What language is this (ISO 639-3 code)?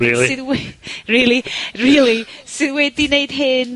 cym